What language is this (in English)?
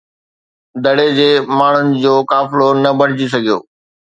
Sindhi